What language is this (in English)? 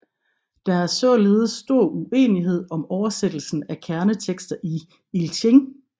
Danish